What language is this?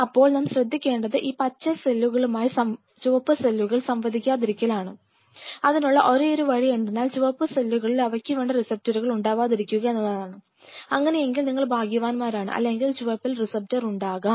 Malayalam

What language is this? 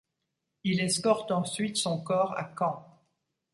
French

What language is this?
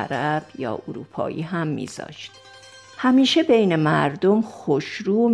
Persian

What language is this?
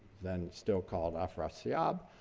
English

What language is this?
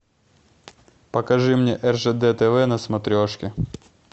Russian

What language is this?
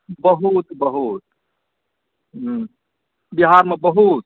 Maithili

